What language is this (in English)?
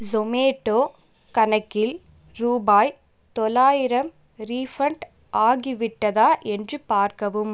Tamil